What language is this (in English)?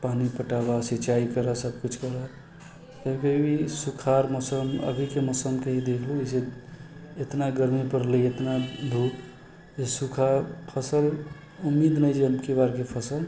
Maithili